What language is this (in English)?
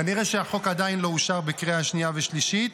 Hebrew